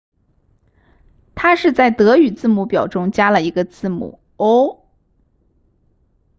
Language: Chinese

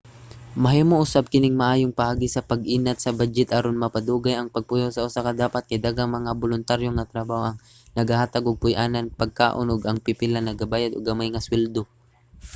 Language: Cebuano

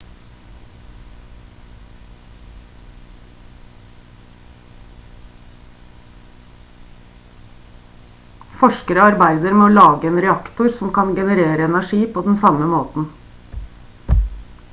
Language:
Norwegian Bokmål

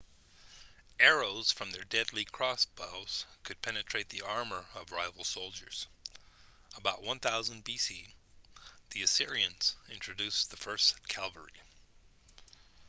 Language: English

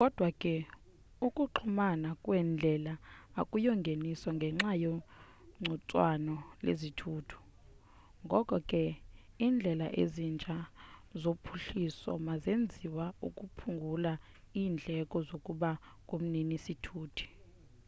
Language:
Xhosa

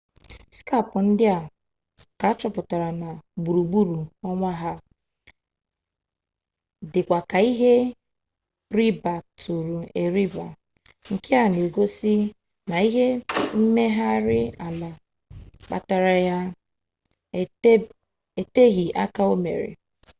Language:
Igbo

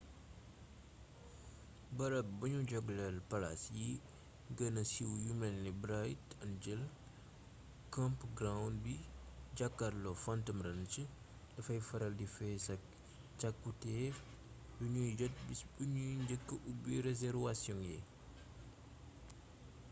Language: Wolof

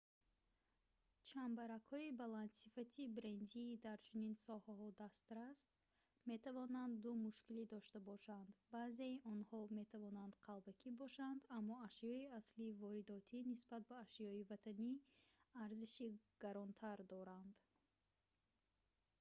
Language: Tajik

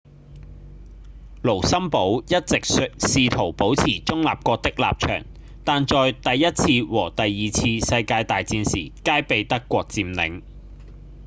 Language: Cantonese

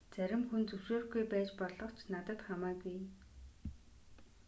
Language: Mongolian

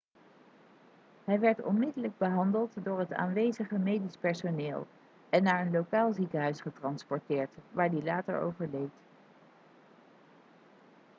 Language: Dutch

